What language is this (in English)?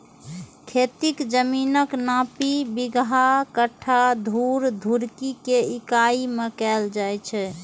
Maithili